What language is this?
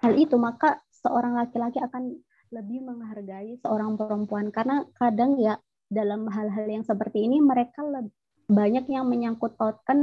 Indonesian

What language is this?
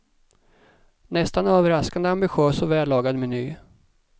Swedish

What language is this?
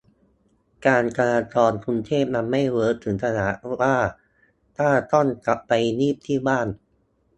Thai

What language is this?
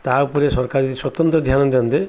Odia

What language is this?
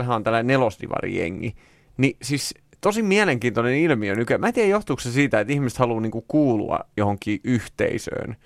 Finnish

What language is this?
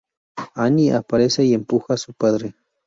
Spanish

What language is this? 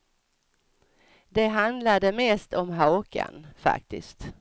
Swedish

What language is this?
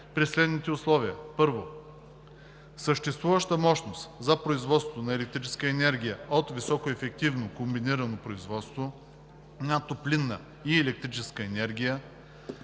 Bulgarian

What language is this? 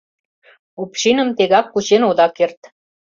Mari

